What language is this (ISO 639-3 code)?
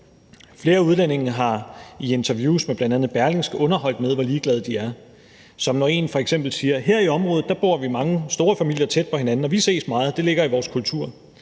dan